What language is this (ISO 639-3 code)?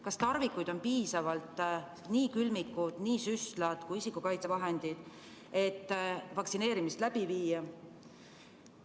est